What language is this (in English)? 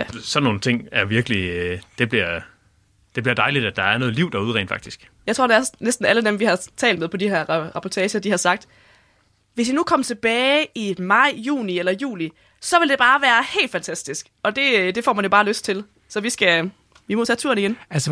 Danish